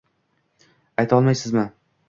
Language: Uzbek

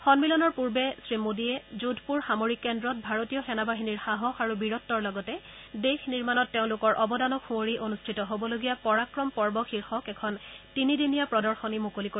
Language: Assamese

